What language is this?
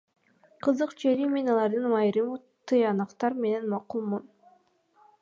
Kyrgyz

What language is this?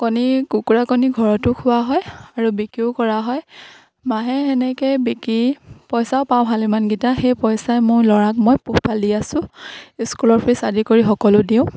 Assamese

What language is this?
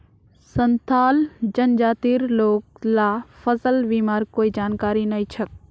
Magahi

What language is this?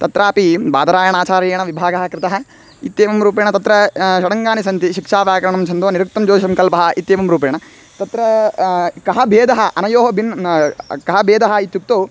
Sanskrit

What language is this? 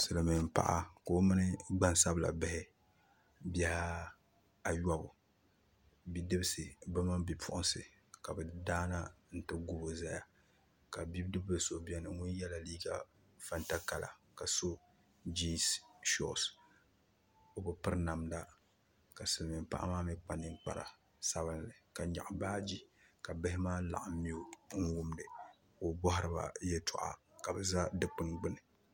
Dagbani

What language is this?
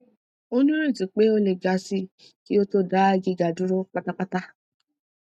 Yoruba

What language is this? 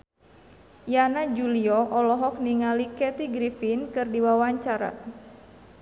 Sundanese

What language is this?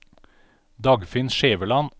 Norwegian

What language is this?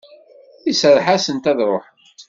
Kabyle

